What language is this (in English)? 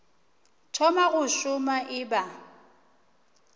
Northern Sotho